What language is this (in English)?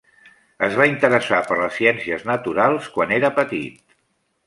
Catalan